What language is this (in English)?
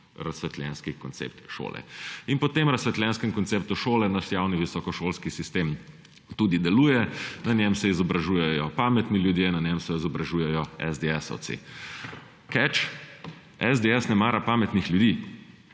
Slovenian